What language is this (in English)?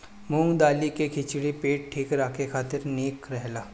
Bhojpuri